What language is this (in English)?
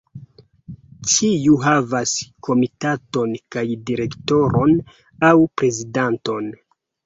Esperanto